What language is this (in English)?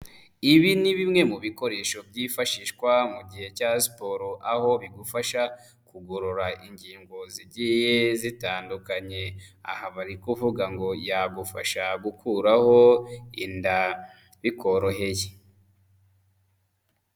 Kinyarwanda